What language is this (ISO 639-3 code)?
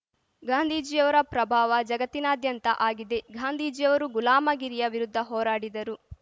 kan